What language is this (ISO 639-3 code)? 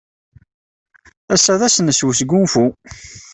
kab